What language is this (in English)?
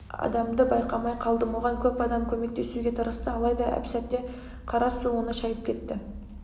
Kazakh